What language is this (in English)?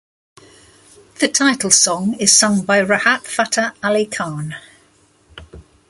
English